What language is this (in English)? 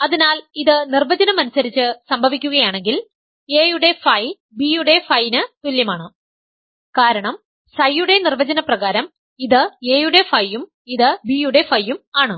Malayalam